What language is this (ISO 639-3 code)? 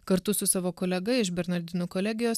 lit